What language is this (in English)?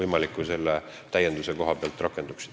Estonian